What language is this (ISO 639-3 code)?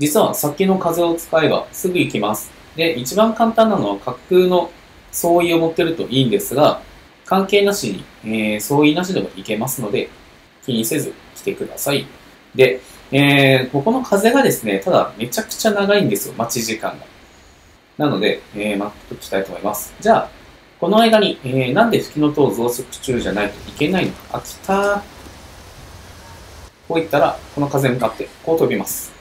jpn